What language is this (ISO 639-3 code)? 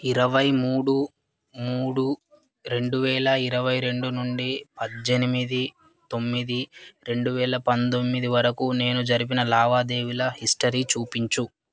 tel